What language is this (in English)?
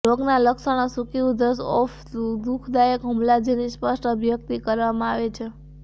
Gujarati